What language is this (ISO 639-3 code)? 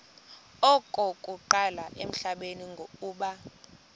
xho